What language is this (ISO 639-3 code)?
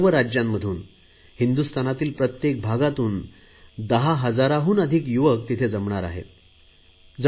mar